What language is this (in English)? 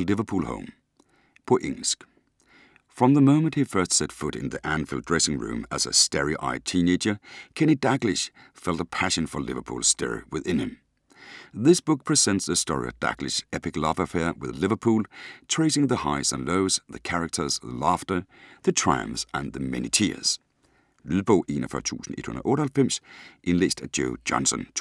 Danish